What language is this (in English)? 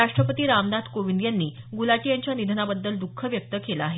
Marathi